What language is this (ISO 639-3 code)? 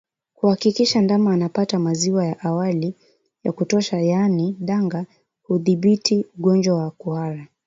swa